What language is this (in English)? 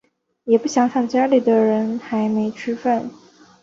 Chinese